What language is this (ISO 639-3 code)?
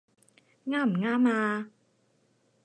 yue